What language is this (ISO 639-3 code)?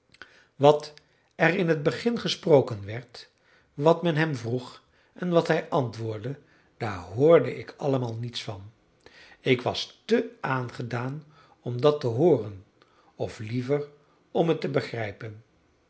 nld